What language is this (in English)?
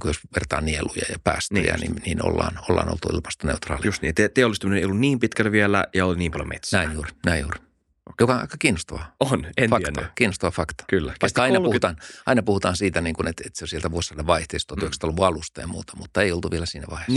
Finnish